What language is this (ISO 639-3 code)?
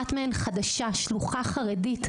heb